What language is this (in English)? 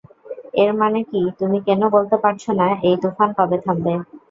Bangla